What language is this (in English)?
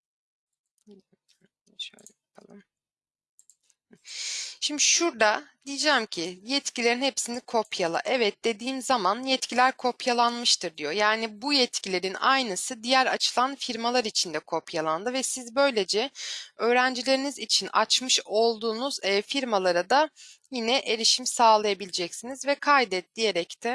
Turkish